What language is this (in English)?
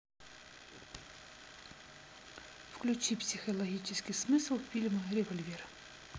Russian